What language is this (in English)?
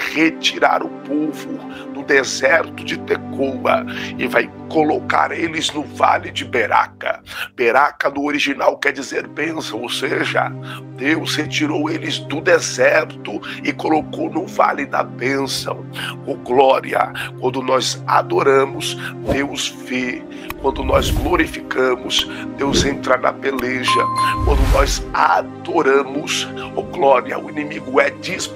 Portuguese